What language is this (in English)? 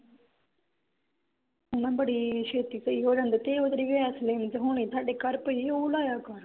Punjabi